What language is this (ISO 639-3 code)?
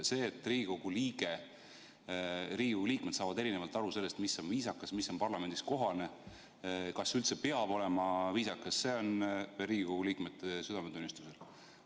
est